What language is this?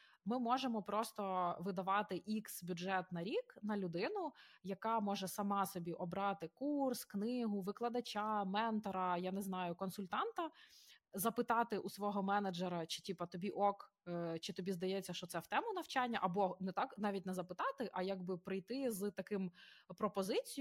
Ukrainian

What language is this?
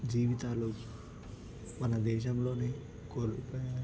Telugu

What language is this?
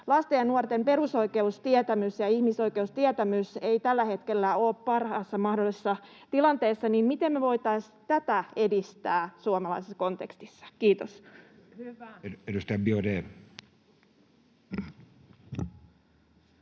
Finnish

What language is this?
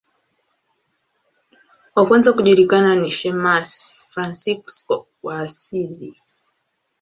Swahili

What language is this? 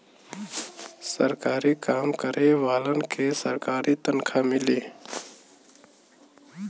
Bhojpuri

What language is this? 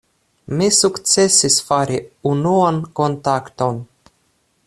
Esperanto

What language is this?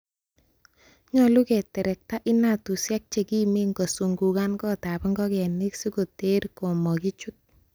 Kalenjin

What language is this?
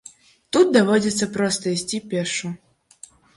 Belarusian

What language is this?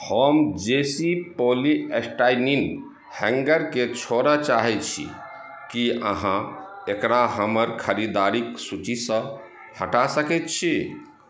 Maithili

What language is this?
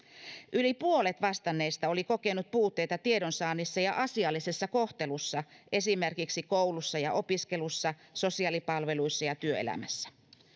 Finnish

